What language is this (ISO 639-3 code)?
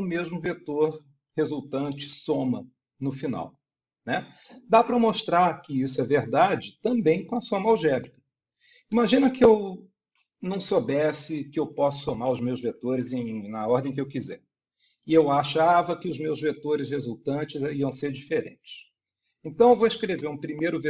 por